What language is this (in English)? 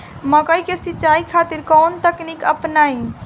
Bhojpuri